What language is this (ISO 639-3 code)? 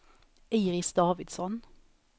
swe